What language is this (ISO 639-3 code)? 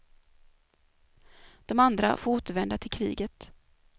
swe